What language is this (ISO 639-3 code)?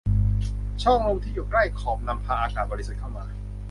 tha